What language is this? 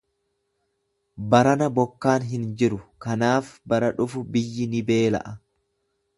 Oromo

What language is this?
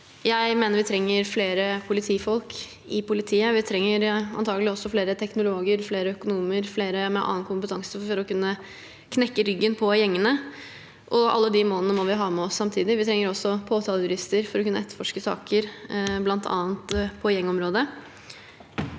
Norwegian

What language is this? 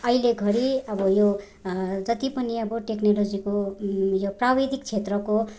Nepali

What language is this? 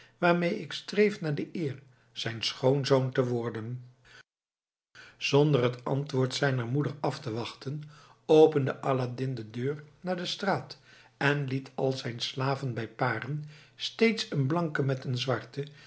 Dutch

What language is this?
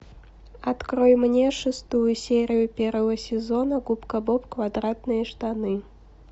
Russian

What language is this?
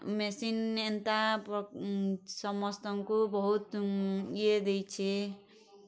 Odia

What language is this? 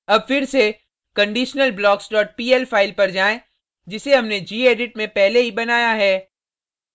Hindi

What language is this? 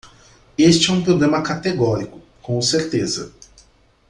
Portuguese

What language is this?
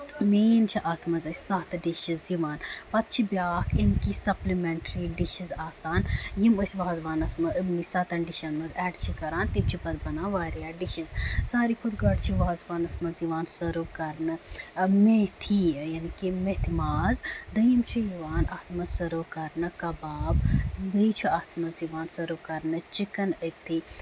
Kashmiri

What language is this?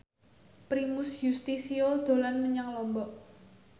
Javanese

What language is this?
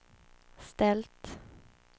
Swedish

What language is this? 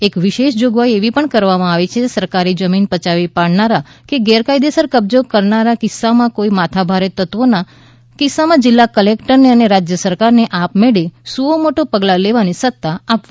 Gujarati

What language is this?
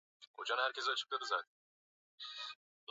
Swahili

